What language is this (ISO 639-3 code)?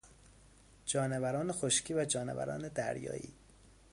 fas